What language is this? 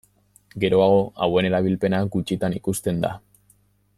Basque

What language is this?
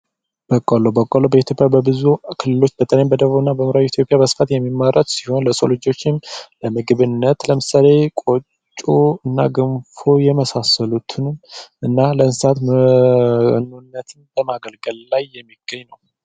Amharic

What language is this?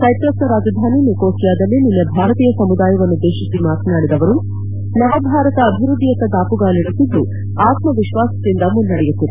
Kannada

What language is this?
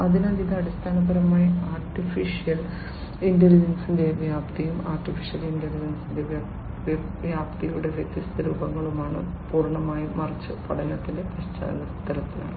Malayalam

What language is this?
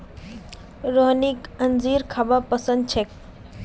Magahi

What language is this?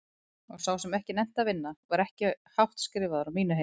Icelandic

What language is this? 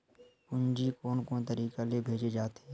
Chhattisgarhi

